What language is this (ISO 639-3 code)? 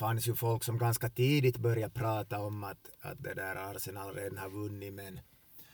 swe